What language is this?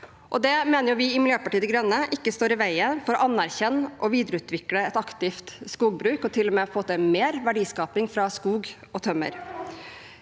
Norwegian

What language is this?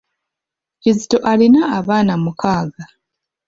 Ganda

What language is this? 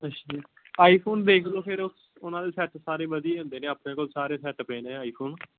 Punjabi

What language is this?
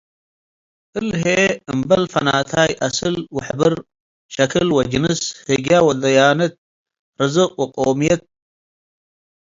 Tigre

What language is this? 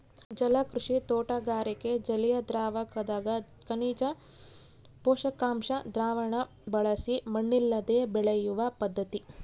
Kannada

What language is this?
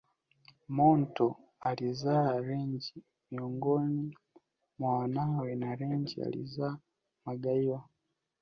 Swahili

